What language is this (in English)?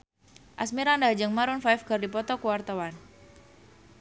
Sundanese